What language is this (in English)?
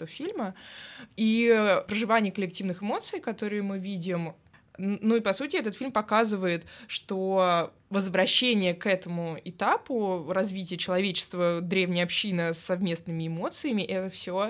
Russian